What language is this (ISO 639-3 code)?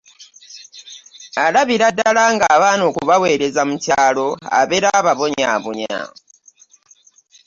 lug